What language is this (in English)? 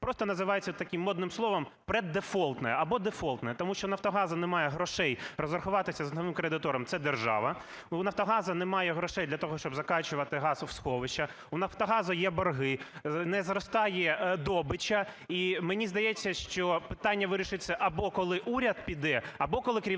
Ukrainian